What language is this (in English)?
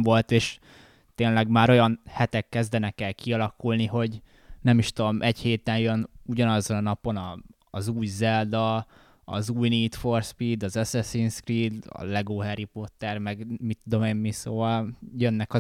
Hungarian